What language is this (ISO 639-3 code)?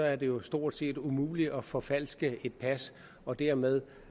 dan